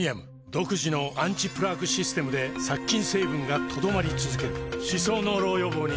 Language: Japanese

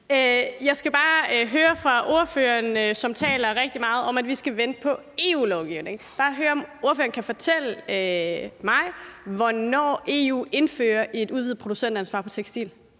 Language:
Danish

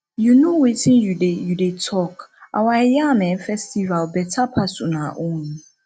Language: Nigerian Pidgin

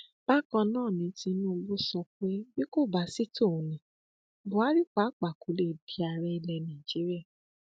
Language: Yoruba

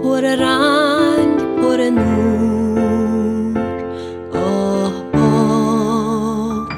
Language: Persian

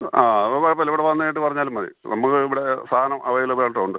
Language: Malayalam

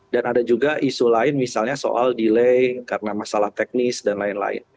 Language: Indonesian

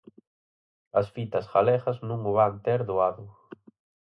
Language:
Galician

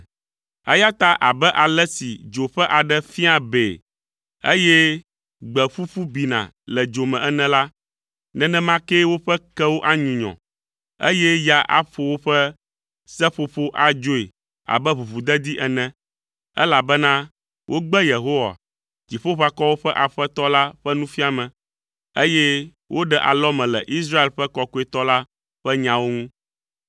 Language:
Ewe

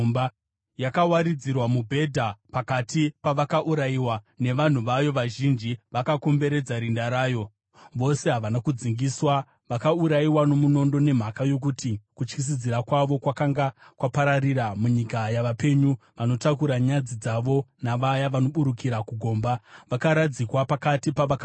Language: Shona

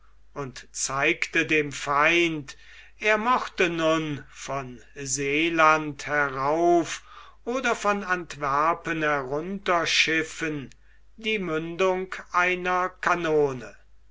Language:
German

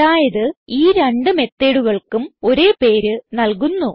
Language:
Malayalam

